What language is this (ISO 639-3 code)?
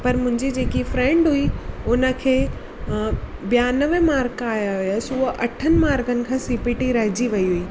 snd